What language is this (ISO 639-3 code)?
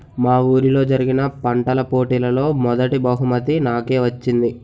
tel